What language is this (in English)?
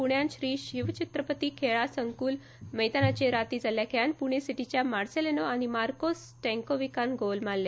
Konkani